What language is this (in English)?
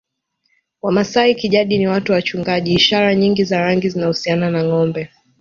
Swahili